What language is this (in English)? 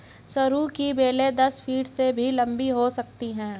Hindi